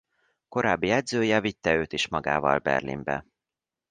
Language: Hungarian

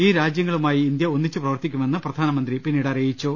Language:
Malayalam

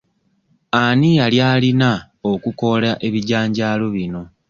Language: Ganda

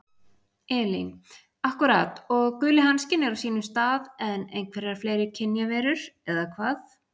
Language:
Icelandic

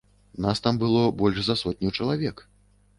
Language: Belarusian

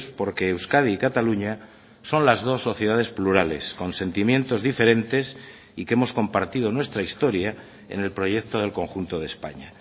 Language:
Spanish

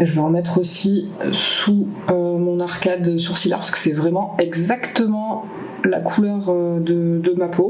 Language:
French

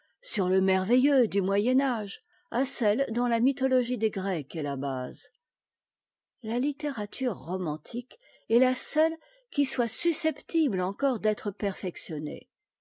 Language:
French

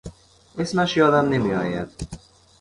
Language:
Persian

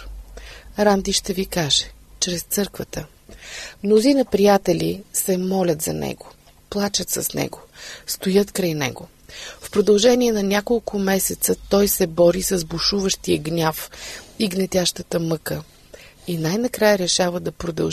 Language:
Bulgarian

